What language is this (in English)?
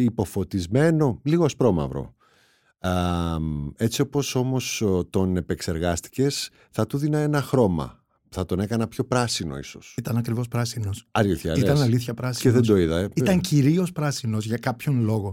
Greek